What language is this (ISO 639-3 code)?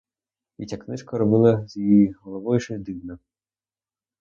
ukr